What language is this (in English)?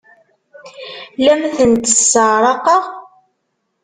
Kabyle